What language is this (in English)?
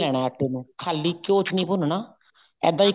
Punjabi